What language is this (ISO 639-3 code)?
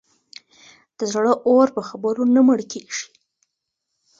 pus